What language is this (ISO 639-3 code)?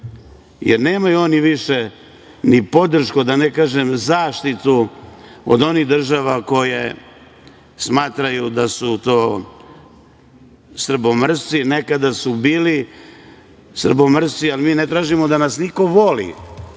srp